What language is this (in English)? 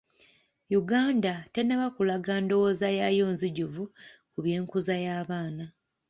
Ganda